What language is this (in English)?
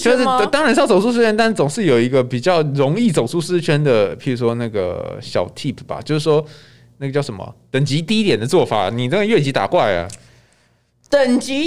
Chinese